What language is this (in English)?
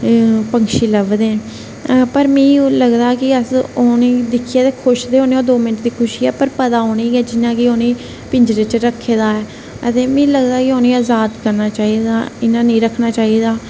Dogri